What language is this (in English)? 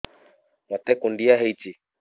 Odia